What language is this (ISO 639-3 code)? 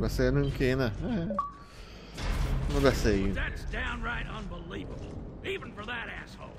hun